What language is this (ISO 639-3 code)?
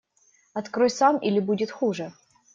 rus